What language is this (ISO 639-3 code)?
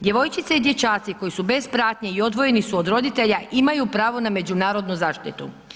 hrv